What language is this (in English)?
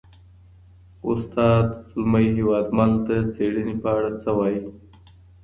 Pashto